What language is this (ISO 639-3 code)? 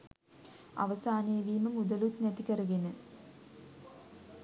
sin